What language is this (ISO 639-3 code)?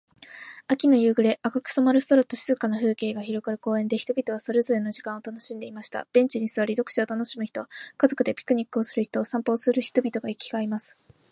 jpn